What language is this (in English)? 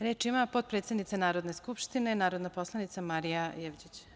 Serbian